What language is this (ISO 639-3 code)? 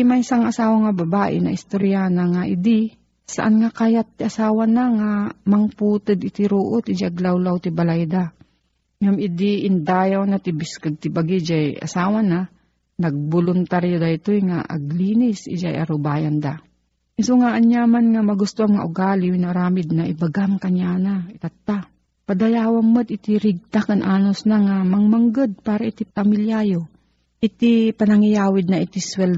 fil